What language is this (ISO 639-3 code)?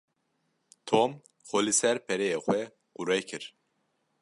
kur